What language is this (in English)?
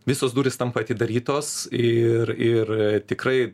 Lithuanian